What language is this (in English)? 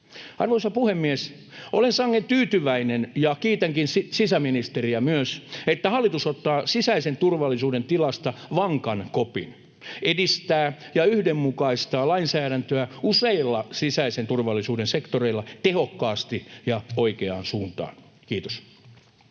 Finnish